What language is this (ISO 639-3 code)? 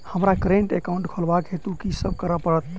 mai